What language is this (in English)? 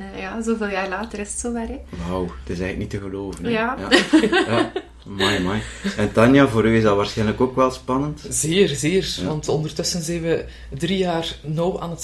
Dutch